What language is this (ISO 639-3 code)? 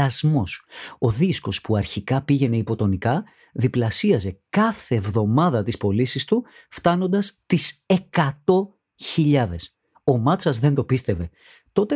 ell